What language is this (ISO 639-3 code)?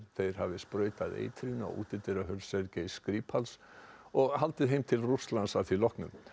isl